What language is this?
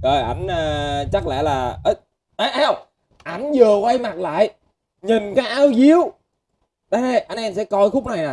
Vietnamese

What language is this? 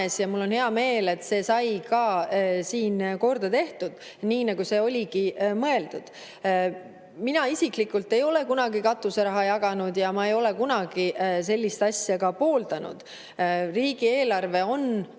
Estonian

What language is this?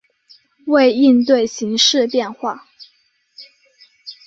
Chinese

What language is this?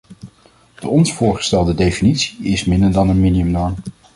Dutch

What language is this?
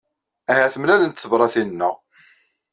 Kabyle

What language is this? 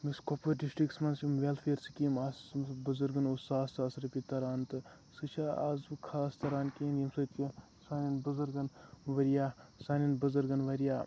Kashmiri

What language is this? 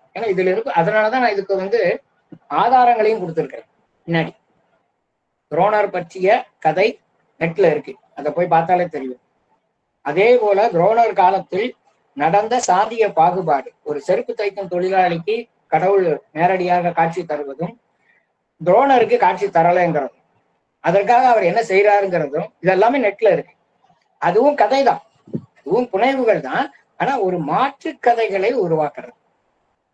Tamil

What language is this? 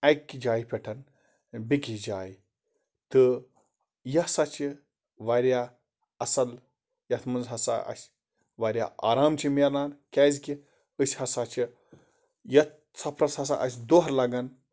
Kashmiri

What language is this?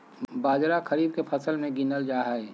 Magahi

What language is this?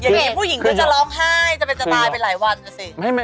Thai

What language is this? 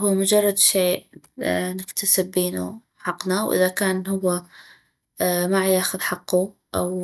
North Mesopotamian Arabic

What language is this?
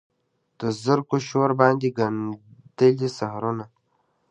Pashto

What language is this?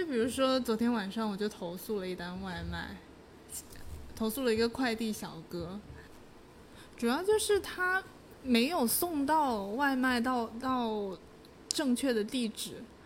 Chinese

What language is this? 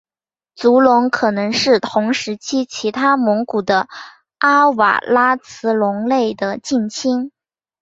Chinese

